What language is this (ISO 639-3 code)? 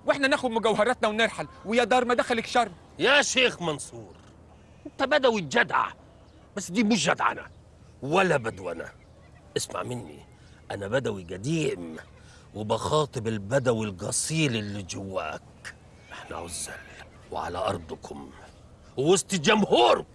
ara